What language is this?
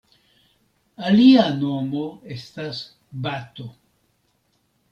Esperanto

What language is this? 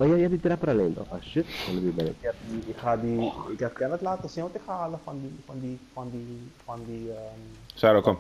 Dutch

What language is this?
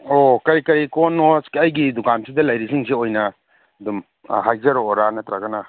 Manipuri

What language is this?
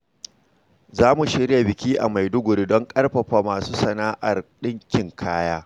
Hausa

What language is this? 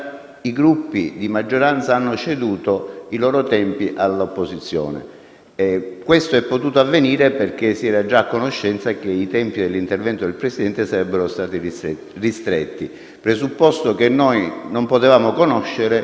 Italian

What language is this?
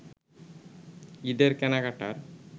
Bangla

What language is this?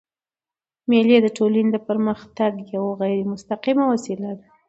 Pashto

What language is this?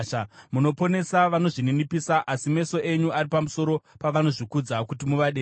Shona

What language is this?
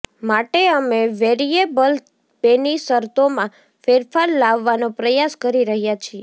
Gujarati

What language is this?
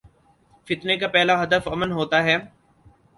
Urdu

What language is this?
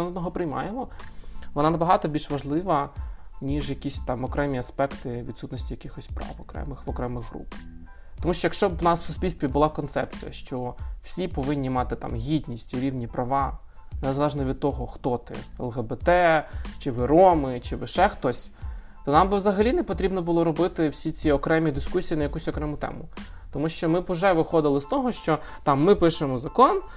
Ukrainian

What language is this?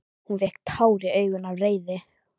Icelandic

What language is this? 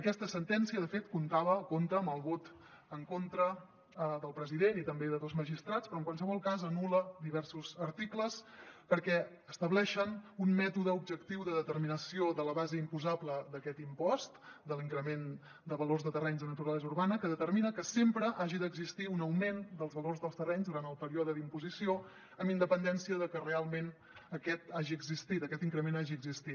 Catalan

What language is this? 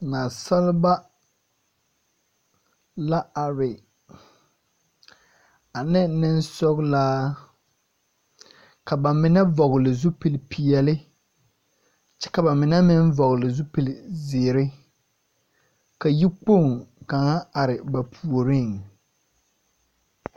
Southern Dagaare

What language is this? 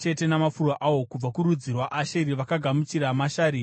Shona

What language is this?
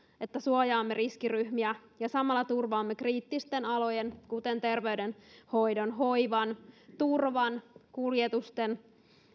Finnish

